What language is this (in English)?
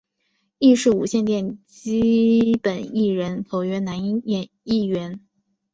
Chinese